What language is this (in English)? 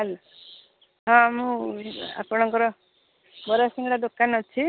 Odia